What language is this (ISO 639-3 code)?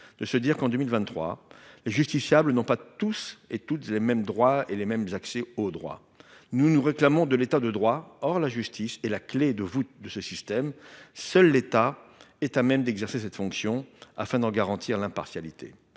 fra